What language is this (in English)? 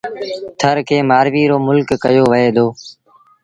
Sindhi Bhil